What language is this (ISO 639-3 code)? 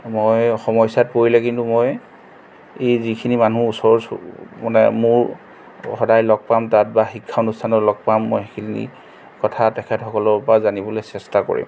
asm